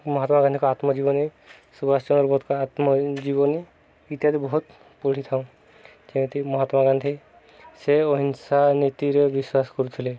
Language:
Odia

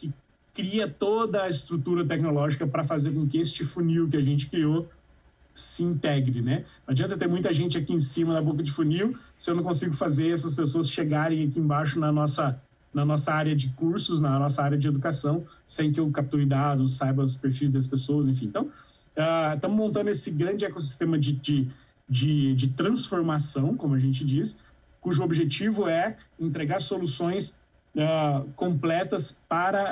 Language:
Portuguese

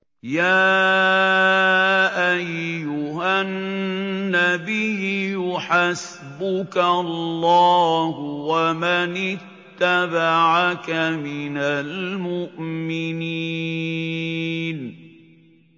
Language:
Arabic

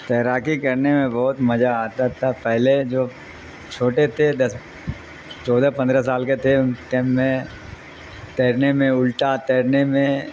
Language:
Urdu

